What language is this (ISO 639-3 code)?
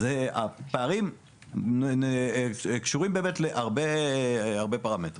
heb